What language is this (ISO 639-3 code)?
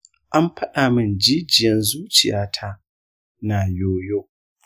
hau